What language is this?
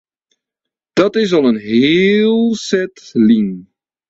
Western Frisian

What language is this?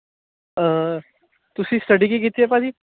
Punjabi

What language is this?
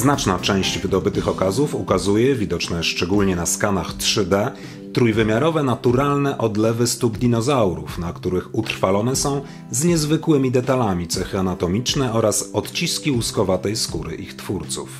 Polish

